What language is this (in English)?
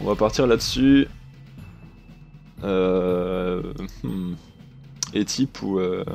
French